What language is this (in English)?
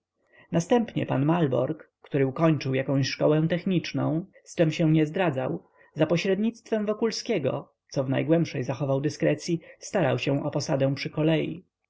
Polish